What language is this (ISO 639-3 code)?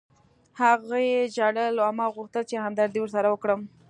pus